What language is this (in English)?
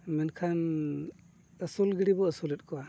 Santali